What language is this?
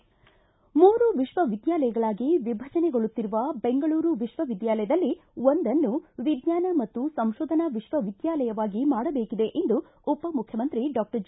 Kannada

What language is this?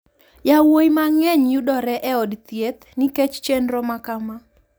Luo (Kenya and Tanzania)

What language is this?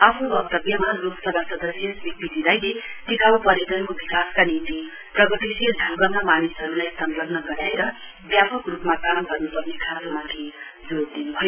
Nepali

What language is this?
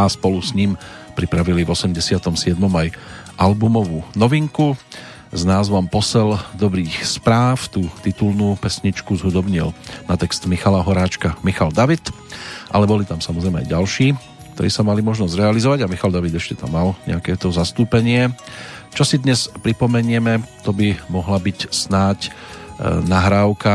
Slovak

